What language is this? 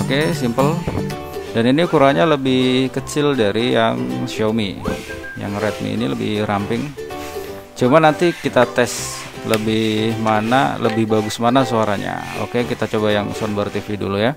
Indonesian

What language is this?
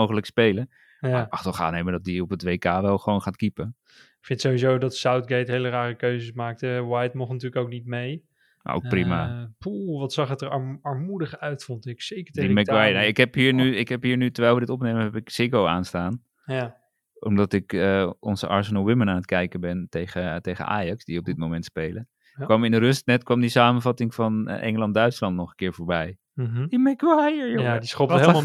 Dutch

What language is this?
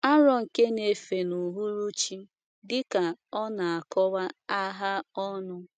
Igbo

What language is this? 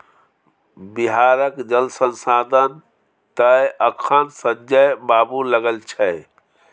Maithili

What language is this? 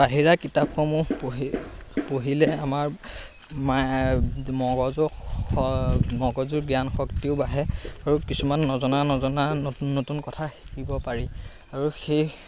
Assamese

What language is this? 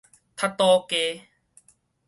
Min Nan Chinese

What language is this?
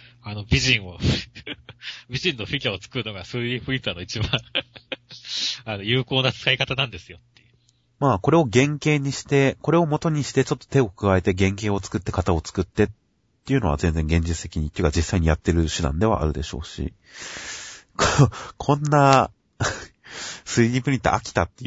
Japanese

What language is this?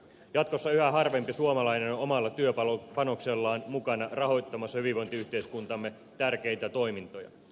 Finnish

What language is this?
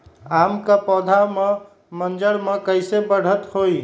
Magahi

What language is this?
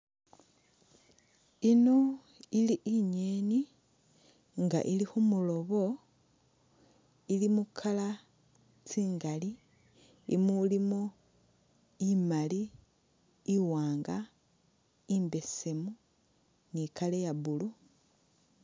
Masaaba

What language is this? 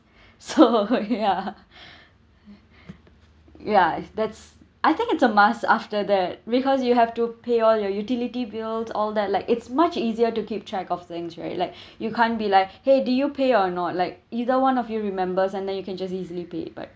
English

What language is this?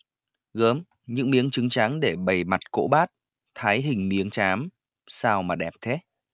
Vietnamese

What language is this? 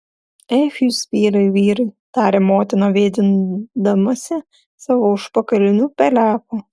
Lithuanian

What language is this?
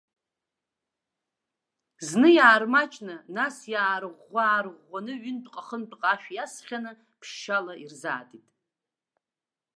Abkhazian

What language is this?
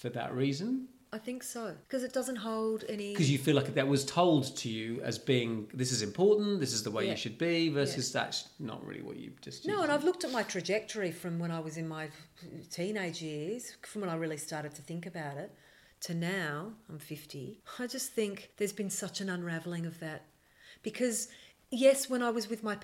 English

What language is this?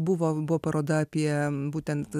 Lithuanian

